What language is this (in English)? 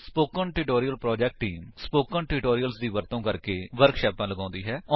Punjabi